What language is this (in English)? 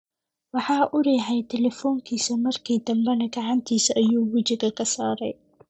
Somali